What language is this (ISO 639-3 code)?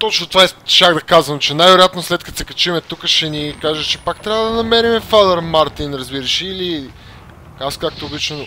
bul